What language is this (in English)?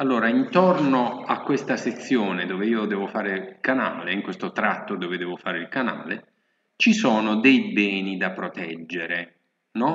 Italian